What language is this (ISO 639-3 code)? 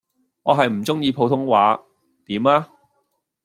yue